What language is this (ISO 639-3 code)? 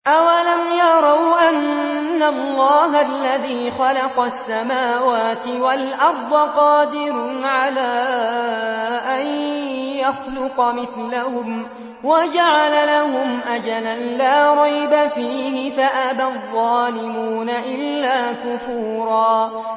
ara